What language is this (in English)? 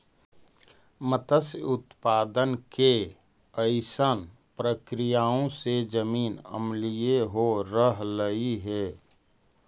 Magahi